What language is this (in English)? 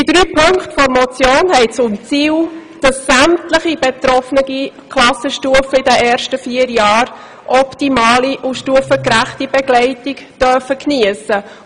Swiss German